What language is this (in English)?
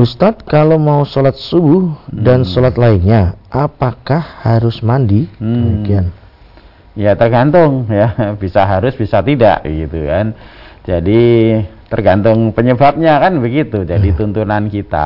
Indonesian